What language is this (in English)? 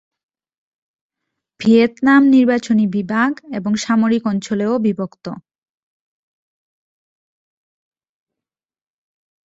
Bangla